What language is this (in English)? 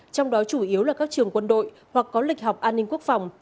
Vietnamese